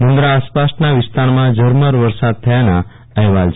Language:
Gujarati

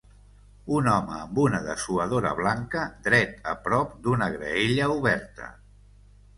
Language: Catalan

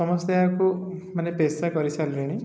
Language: Odia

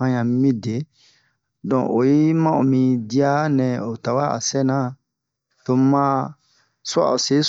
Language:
Bomu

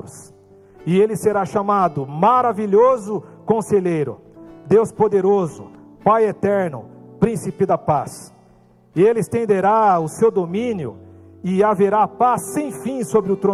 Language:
Portuguese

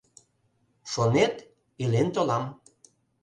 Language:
Mari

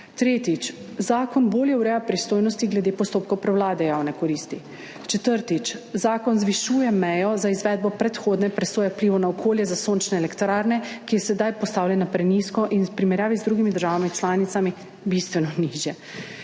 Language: Slovenian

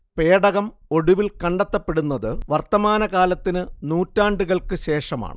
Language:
Malayalam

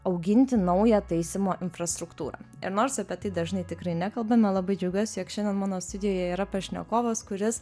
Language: Lithuanian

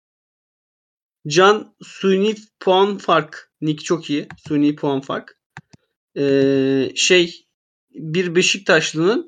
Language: Turkish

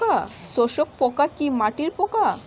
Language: Bangla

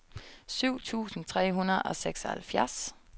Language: Danish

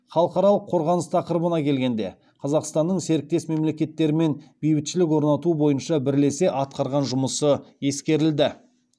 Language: Kazakh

